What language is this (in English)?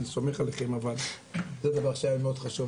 Hebrew